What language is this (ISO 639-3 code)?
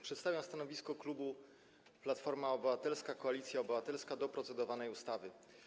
pol